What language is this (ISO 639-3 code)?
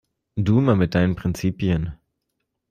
deu